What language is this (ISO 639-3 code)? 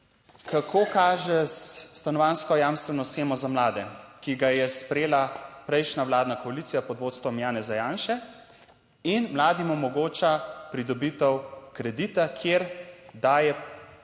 slv